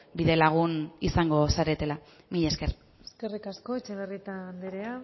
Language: Basque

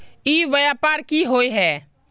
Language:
Magahi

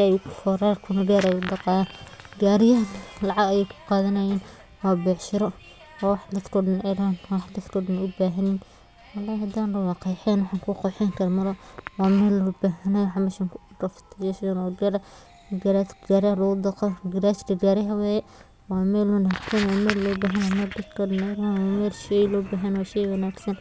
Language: Somali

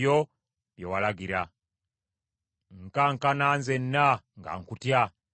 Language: Ganda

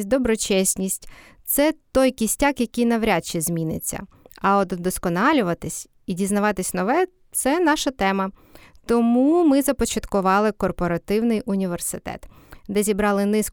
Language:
Ukrainian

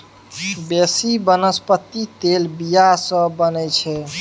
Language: Maithili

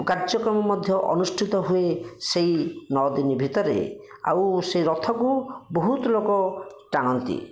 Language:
Odia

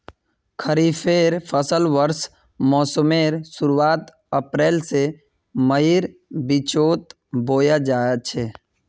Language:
Magahi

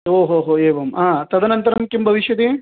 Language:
Sanskrit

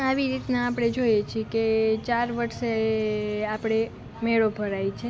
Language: Gujarati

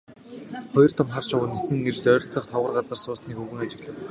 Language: Mongolian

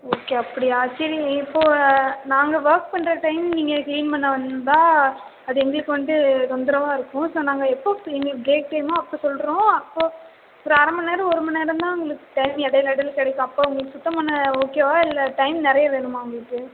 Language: Tamil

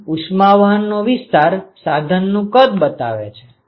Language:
Gujarati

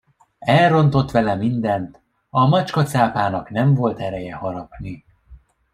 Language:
Hungarian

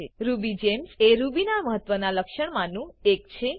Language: Gujarati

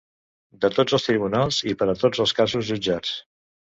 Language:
Catalan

